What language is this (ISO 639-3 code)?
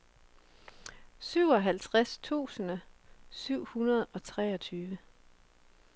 dan